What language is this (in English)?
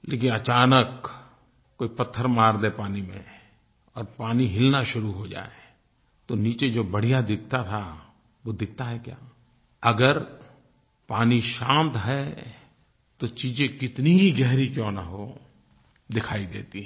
Hindi